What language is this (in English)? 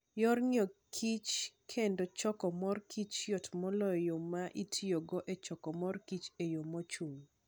Luo (Kenya and Tanzania)